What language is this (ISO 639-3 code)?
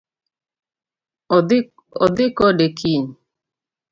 luo